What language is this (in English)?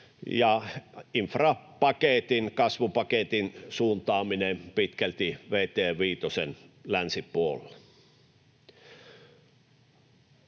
Finnish